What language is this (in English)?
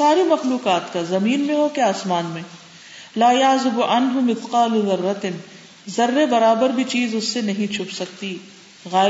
Urdu